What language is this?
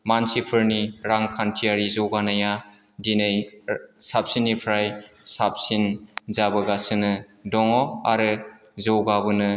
Bodo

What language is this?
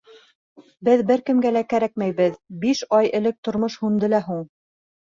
Bashkir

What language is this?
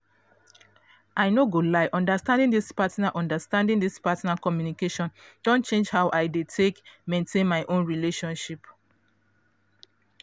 Nigerian Pidgin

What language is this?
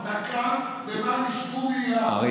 Hebrew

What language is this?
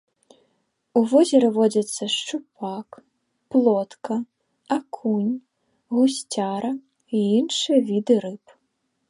Belarusian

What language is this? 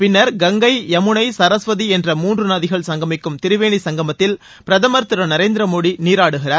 Tamil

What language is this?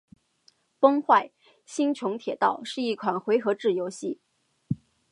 Chinese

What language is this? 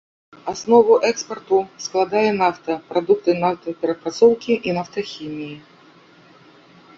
Belarusian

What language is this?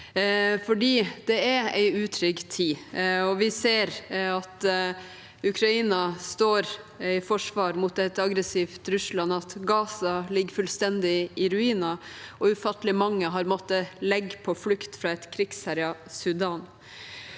Norwegian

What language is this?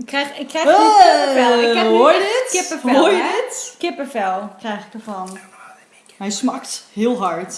Dutch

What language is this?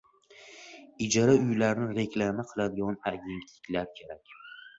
Uzbek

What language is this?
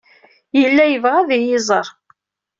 Kabyle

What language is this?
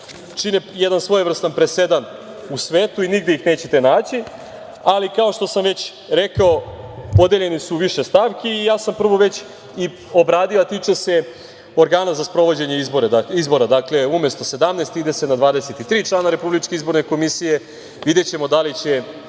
Serbian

